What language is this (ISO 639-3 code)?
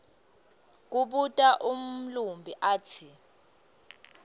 ssw